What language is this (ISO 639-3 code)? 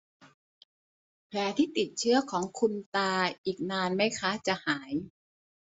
tha